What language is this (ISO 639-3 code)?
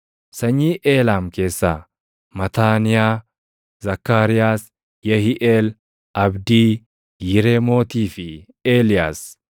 orm